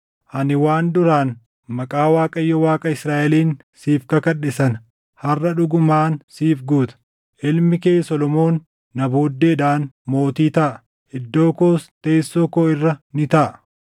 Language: Oromo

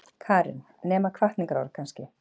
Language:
Icelandic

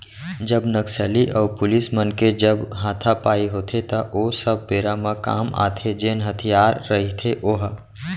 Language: Chhattisgarhi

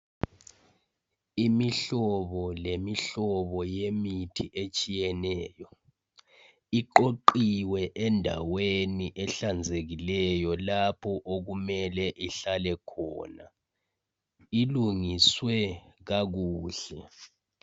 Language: North Ndebele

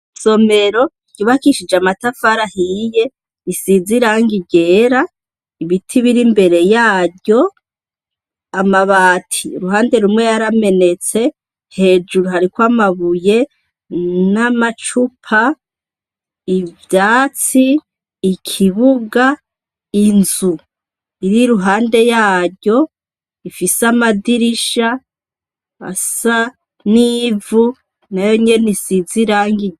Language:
Rundi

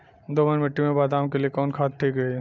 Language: Bhojpuri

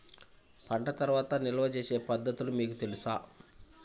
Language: Telugu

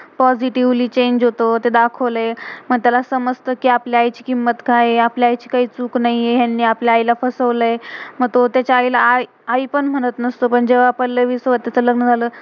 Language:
Marathi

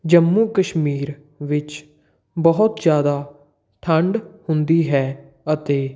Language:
Punjabi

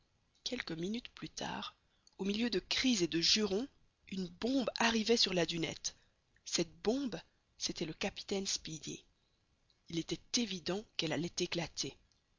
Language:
French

